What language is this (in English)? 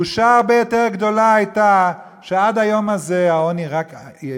Hebrew